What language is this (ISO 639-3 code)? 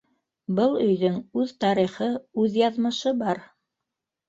bak